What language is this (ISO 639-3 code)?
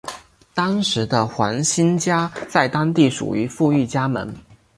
zho